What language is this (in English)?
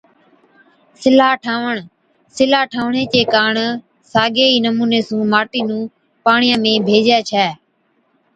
Od